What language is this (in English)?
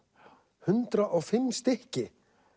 Icelandic